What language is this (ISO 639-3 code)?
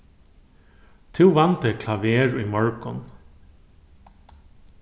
fao